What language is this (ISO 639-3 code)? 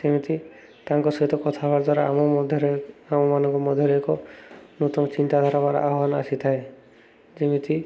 ori